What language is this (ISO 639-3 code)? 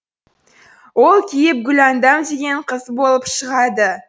kaz